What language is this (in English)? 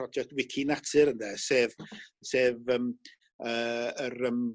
Welsh